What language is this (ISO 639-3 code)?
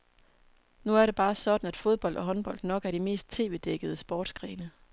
dan